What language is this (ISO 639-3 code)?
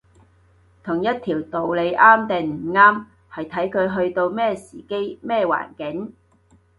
yue